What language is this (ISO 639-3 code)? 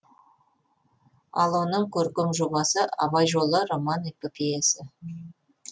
kaz